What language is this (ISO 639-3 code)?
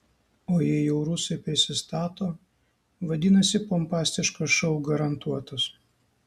lit